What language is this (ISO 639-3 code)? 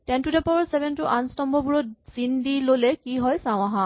asm